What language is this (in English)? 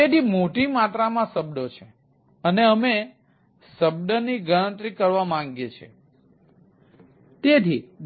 Gujarati